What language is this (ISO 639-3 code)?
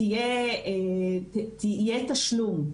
heb